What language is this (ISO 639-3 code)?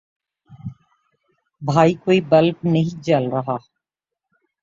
urd